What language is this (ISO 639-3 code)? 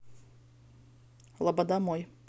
rus